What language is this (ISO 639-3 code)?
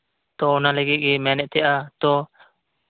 sat